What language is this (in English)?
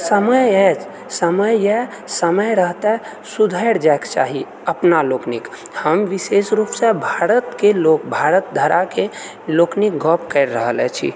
Maithili